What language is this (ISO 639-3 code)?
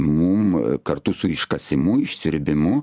lit